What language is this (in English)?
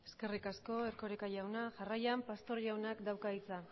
Basque